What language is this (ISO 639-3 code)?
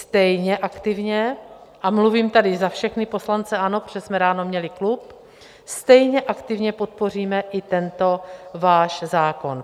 ces